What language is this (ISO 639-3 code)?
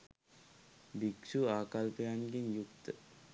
sin